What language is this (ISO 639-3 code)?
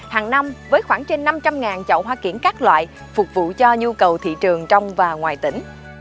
vie